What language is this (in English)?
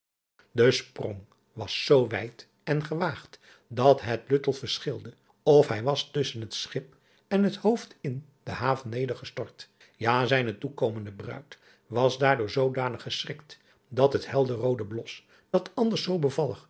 Dutch